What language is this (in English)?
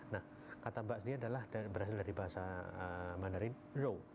Indonesian